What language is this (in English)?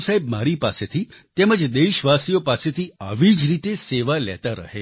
Gujarati